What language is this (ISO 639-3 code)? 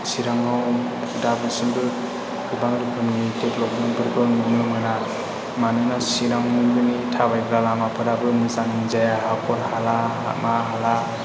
brx